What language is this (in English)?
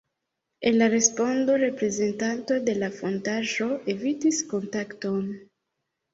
Esperanto